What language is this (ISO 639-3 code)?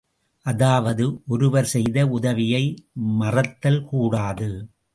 tam